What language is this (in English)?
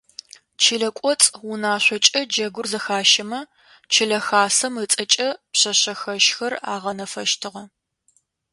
Adyghe